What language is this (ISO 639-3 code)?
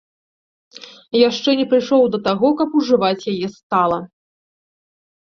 bel